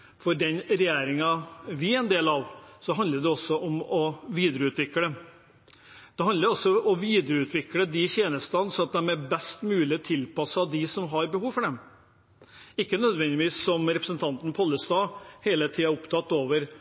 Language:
Norwegian Bokmål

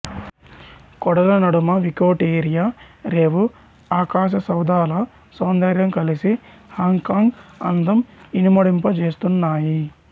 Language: Telugu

